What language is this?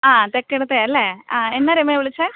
Malayalam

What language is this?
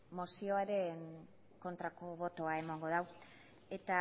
Basque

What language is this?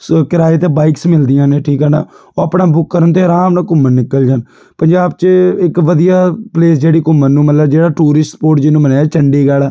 Punjabi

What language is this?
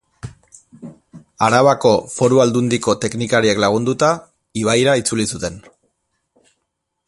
Basque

